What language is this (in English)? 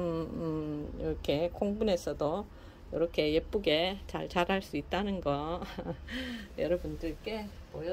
Korean